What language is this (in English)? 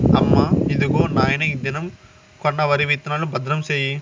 Telugu